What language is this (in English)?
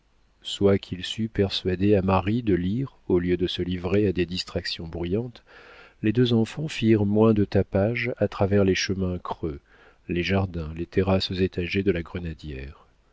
French